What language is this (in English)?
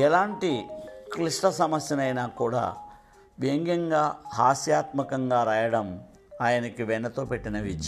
Telugu